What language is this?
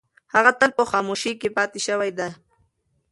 Pashto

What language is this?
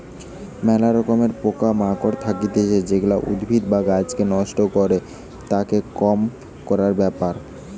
Bangla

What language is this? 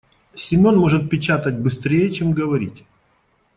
Russian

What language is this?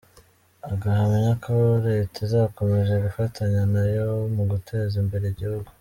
Kinyarwanda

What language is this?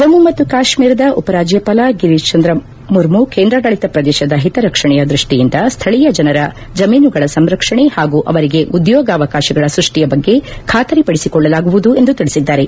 Kannada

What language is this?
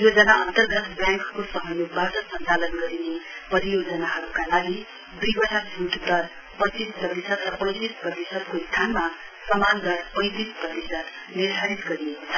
Nepali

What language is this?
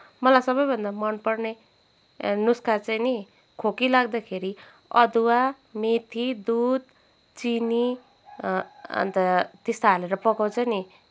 Nepali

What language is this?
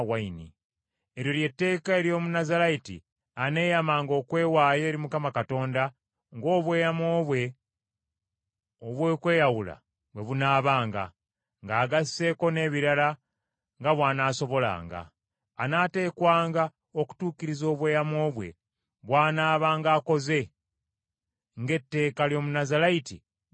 Ganda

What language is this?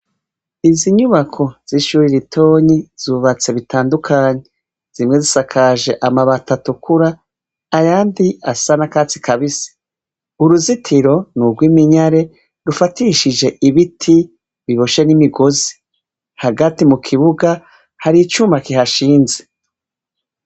Rundi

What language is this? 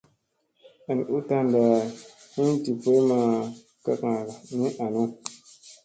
Musey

